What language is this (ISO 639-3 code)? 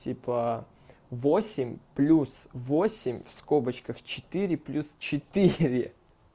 rus